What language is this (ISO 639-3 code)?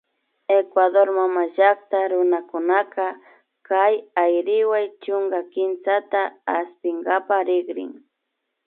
qvi